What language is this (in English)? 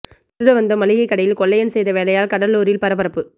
Tamil